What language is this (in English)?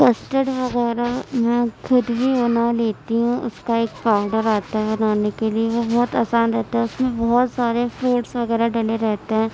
Urdu